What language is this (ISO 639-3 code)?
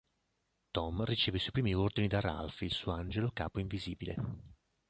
ita